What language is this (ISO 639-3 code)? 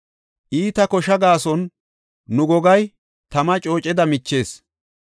gof